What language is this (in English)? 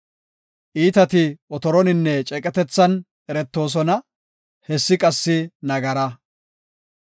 Gofa